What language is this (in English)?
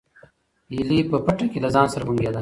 Pashto